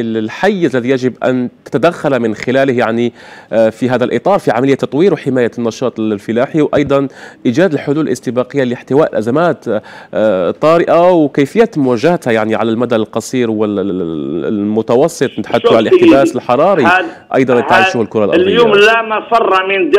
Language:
Arabic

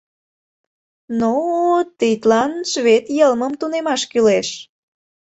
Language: Mari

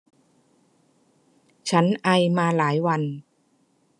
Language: Thai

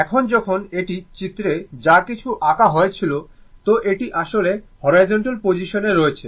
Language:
Bangla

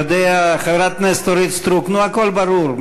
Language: Hebrew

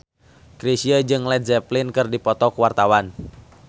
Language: Sundanese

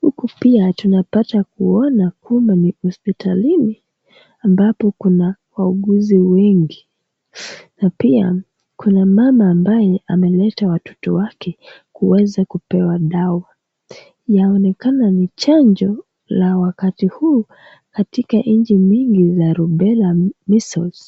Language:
Swahili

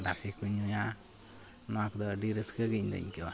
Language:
Santali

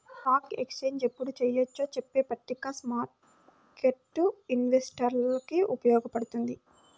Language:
Telugu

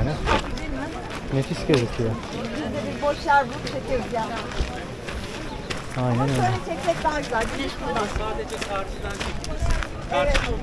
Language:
Turkish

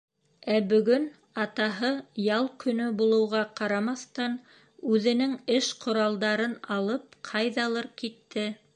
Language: Bashkir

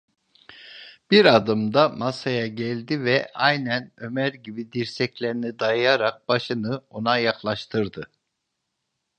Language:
Turkish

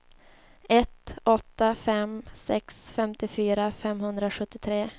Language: Swedish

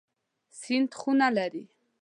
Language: Pashto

